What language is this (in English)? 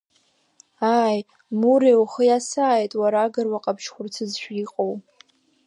Abkhazian